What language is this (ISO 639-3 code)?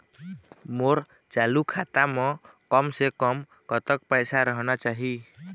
hne